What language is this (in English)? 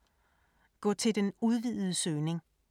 Danish